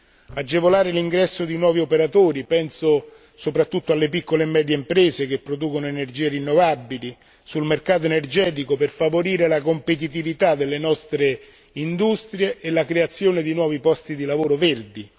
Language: Italian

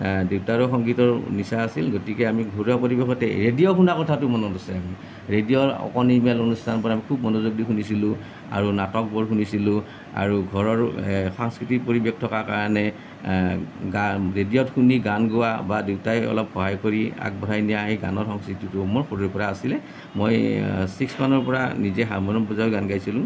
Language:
Assamese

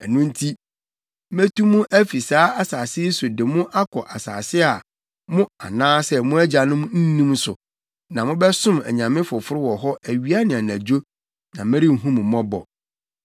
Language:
Akan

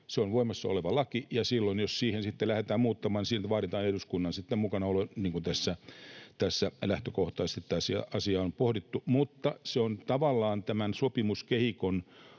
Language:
Finnish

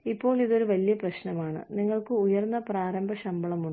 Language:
Malayalam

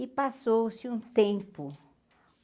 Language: Portuguese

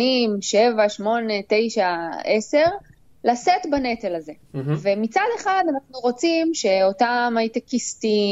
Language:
Hebrew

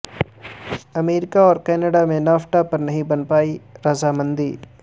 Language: Urdu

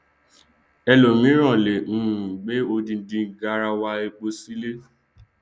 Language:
Yoruba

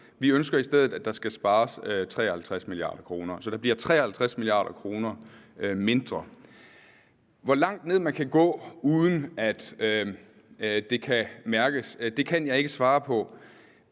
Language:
Danish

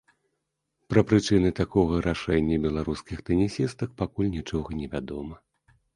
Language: Belarusian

